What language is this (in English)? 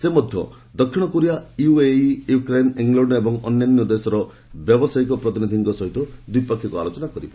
Odia